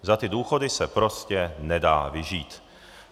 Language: Czech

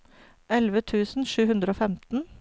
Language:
Norwegian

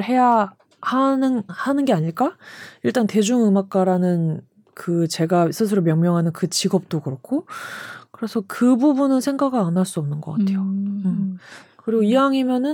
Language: Korean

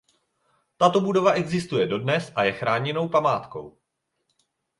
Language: Czech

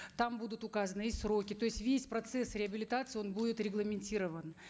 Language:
Kazakh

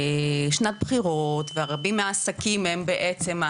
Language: Hebrew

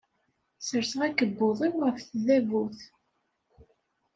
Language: Kabyle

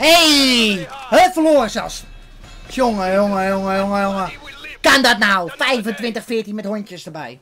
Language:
Dutch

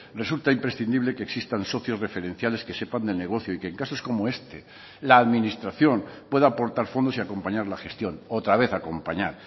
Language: Spanish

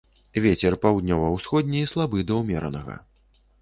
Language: Belarusian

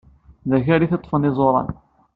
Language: Kabyle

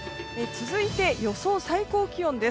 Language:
Japanese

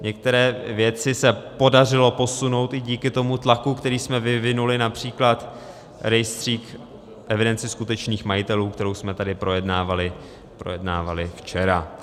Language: Czech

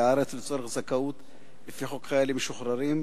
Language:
Hebrew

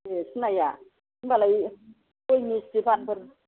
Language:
Bodo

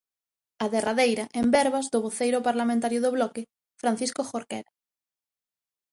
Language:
Galician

